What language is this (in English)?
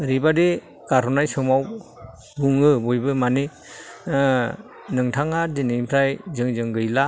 Bodo